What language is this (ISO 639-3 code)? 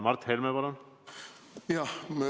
est